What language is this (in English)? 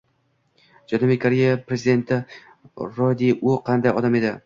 Uzbek